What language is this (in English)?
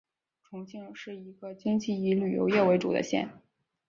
Chinese